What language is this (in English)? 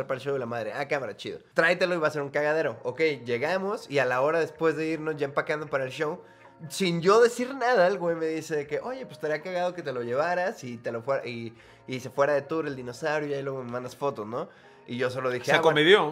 Spanish